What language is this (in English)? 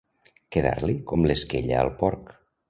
Catalan